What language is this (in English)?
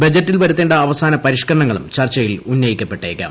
Malayalam